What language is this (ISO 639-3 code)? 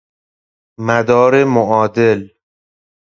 fas